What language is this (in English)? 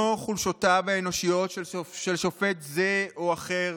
Hebrew